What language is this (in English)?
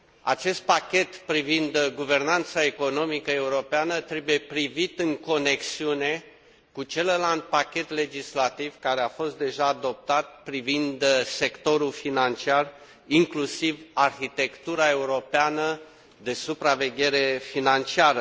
Romanian